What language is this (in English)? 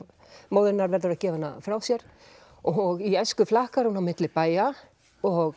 Icelandic